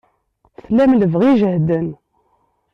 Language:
Kabyle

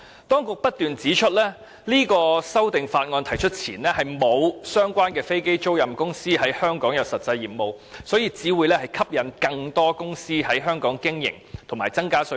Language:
Cantonese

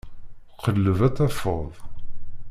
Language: Kabyle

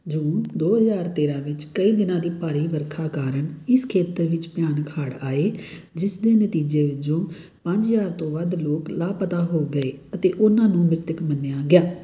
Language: Punjabi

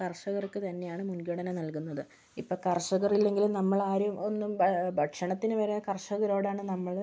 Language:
Malayalam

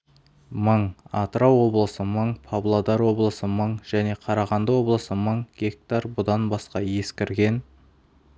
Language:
Kazakh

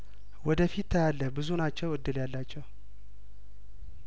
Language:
Amharic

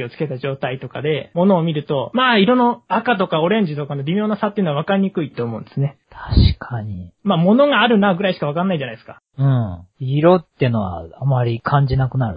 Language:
Japanese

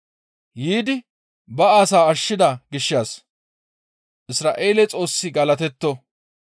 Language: Gamo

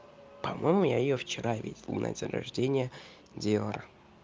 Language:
Russian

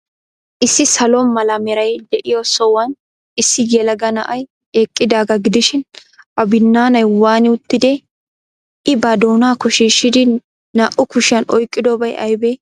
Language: Wolaytta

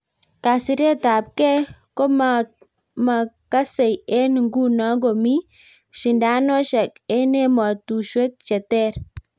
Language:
Kalenjin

